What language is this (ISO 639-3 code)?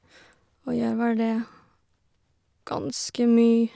nor